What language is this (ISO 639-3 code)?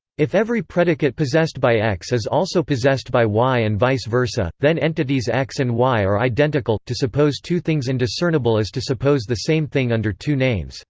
eng